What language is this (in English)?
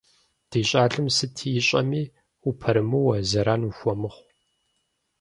Kabardian